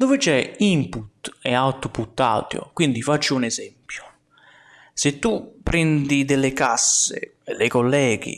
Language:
Italian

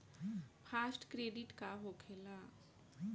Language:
Bhojpuri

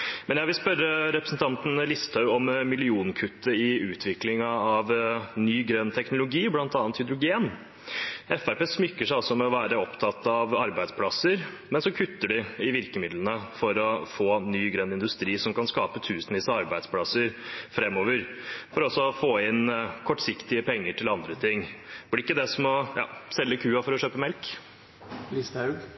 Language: Norwegian Bokmål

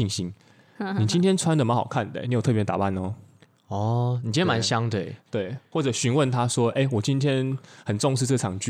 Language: Chinese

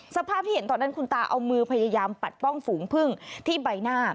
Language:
Thai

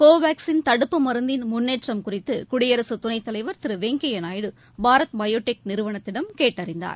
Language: Tamil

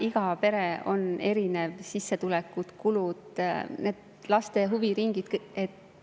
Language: Estonian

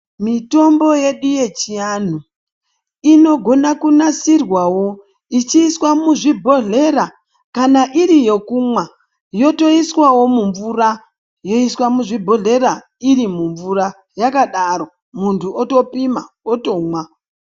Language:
Ndau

